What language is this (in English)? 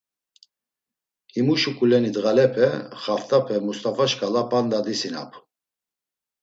Laz